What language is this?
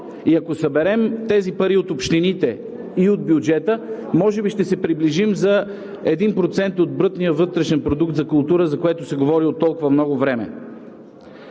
Bulgarian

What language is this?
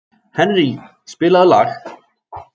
Icelandic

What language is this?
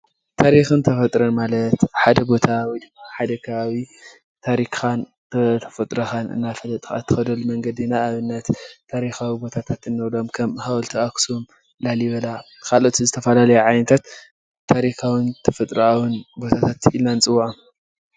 Tigrinya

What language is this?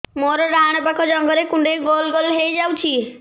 Odia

